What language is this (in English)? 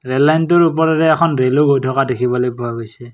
Assamese